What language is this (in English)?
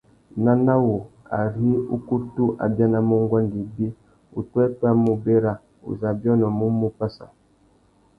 Tuki